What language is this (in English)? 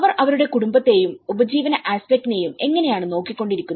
Malayalam